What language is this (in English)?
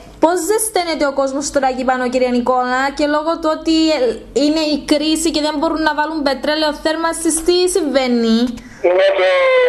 Greek